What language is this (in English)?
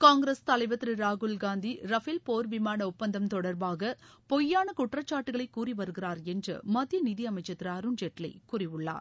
Tamil